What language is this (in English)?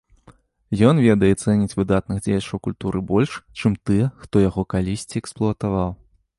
Belarusian